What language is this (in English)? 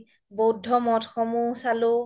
Assamese